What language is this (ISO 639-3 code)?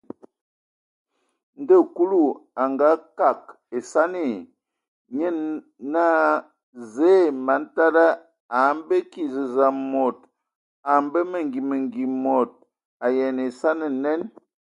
ewo